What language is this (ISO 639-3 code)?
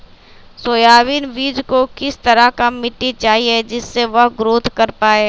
mag